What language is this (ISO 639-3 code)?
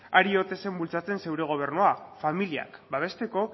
eus